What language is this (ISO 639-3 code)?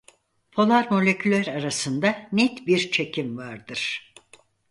tur